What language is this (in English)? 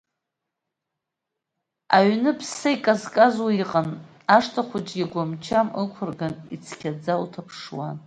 Abkhazian